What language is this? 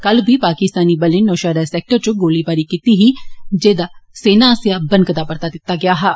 Dogri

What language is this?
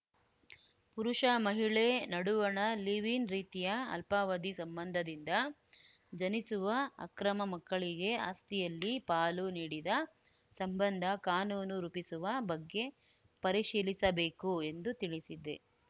Kannada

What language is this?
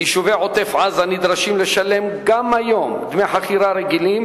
Hebrew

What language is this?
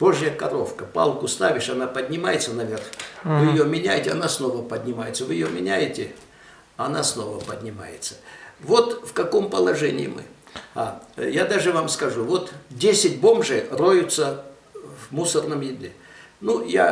Russian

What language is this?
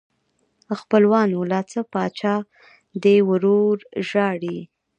Pashto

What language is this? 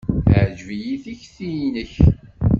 Kabyle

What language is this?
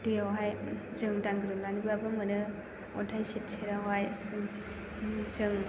Bodo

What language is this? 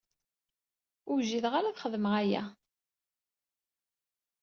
Kabyle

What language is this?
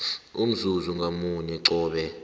South Ndebele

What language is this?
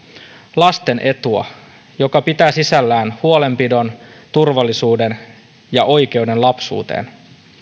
Finnish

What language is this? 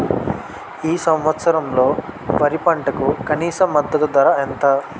Telugu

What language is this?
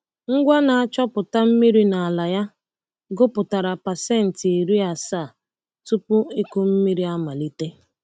Igbo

